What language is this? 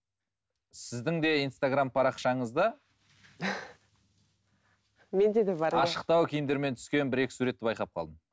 Kazakh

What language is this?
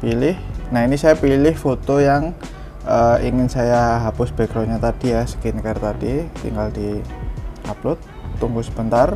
Indonesian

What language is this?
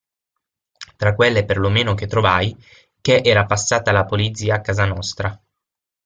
Italian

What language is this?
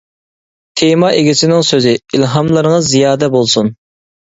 Uyghur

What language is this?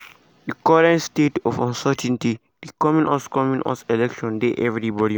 Nigerian Pidgin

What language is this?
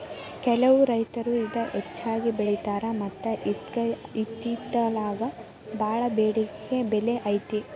Kannada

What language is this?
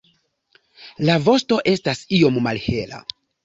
Esperanto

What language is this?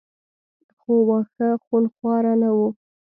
Pashto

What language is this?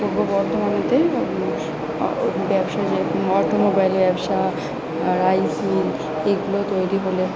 Bangla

